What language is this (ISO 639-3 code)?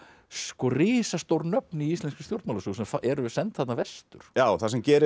isl